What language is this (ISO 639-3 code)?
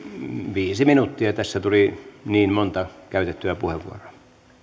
fin